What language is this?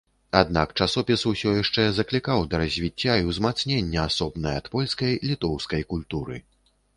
Belarusian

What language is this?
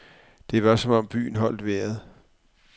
Danish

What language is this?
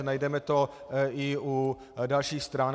Czech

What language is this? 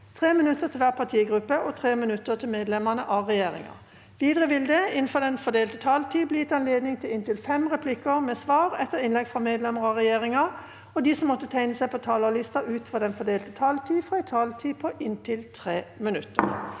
Norwegian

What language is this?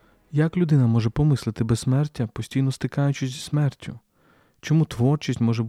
Ukrainian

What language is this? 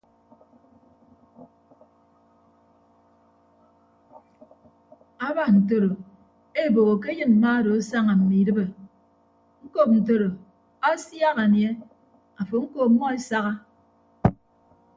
Ibibio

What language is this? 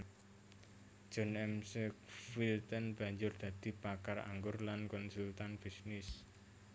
Javanese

